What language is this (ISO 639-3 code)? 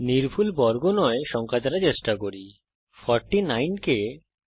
ben